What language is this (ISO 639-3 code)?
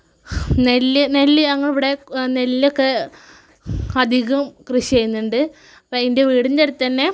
mal